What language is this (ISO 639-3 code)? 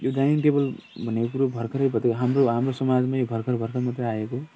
nep